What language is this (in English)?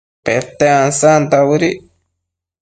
Matsés